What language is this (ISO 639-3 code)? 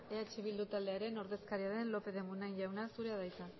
eus